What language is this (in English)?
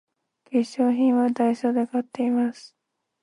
Japanese